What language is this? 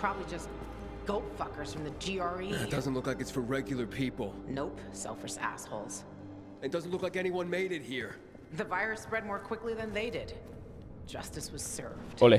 Italian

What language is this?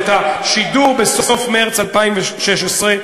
Hebrew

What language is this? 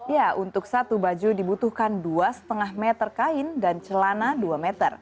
Indonesian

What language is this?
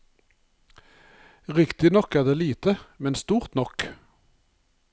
Norwegian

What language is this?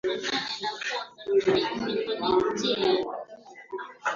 Swahili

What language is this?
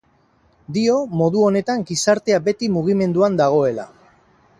Basque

